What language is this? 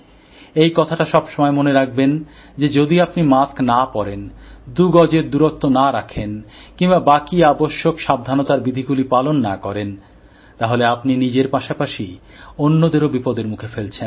Bangla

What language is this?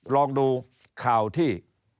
Thai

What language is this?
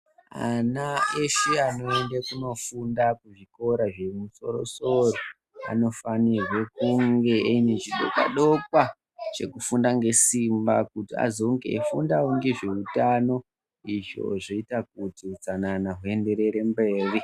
Ndau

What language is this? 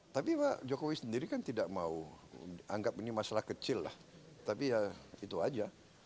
Indonesian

